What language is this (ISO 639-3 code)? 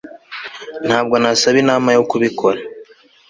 kin